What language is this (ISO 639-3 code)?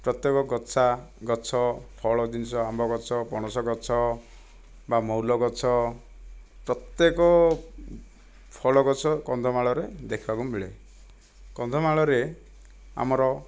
ori